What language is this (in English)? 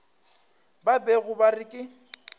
Northern Sotho